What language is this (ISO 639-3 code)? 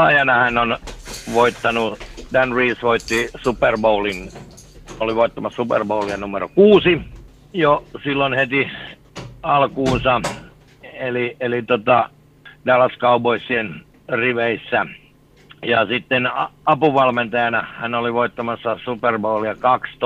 fin